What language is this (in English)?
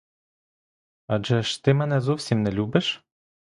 Ukrainian